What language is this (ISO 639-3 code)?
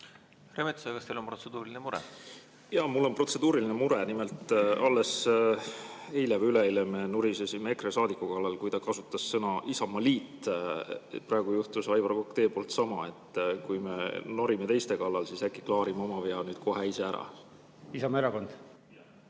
est